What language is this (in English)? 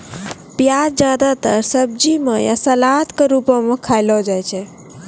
Maithili